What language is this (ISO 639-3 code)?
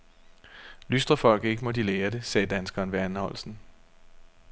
dan